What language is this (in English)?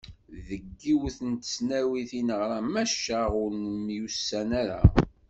Kabyle